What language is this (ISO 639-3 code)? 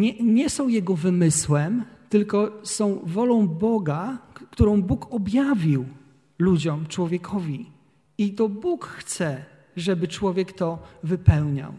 pol